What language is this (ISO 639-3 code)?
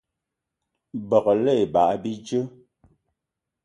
eto